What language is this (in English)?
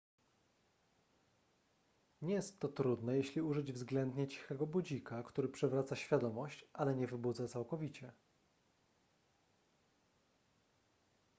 Polish